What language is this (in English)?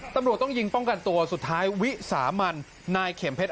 Thai